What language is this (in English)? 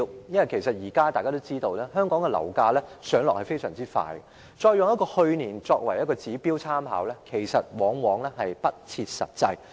Cantonese